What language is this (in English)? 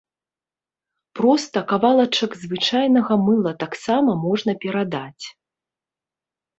Belarusian